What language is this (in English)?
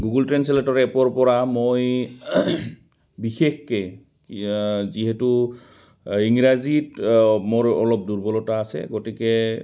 Assamese